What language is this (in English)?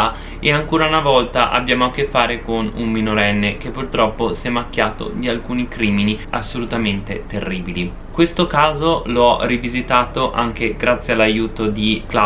Italian